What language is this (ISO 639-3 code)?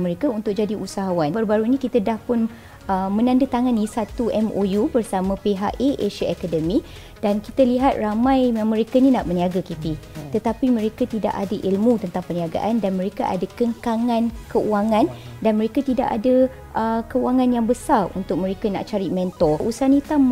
msa